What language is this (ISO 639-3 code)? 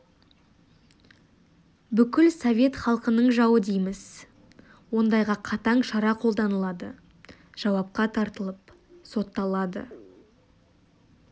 kaz